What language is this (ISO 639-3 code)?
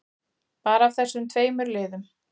isl